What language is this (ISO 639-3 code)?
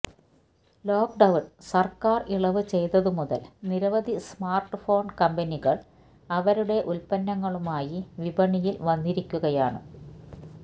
mal